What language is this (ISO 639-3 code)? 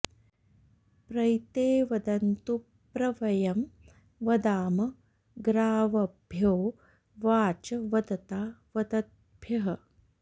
san